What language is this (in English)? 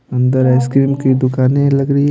Hindi